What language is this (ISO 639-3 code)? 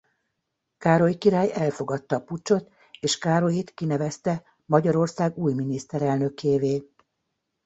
hun